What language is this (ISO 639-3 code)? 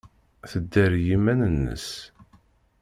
kab